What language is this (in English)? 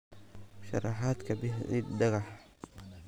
Somali